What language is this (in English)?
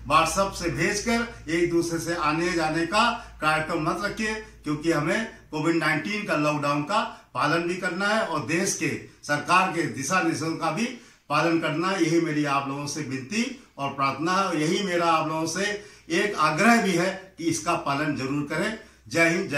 Hindi